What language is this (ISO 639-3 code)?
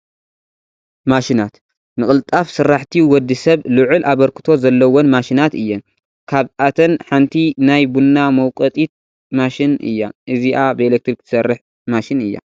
tir